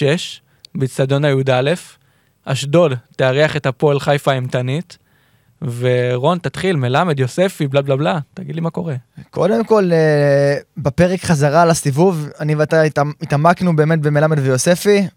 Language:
Hebrew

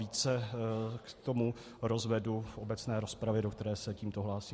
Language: Czech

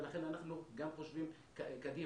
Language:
Hebrew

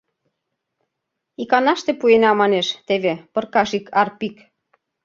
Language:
Mari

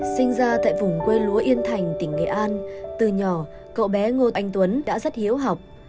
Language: Vietnamese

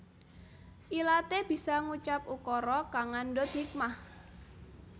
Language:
Javanese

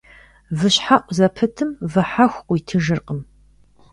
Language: Kabardian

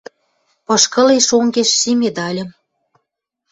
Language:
Western Mari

